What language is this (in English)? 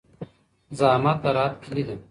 Pashto